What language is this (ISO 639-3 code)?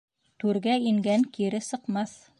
bak